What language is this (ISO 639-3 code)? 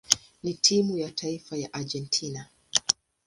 swa